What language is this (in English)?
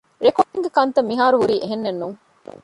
Divehi